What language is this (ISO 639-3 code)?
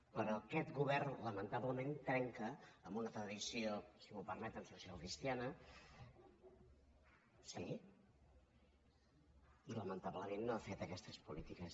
cat